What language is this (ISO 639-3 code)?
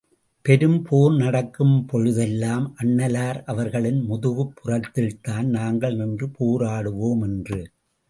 tam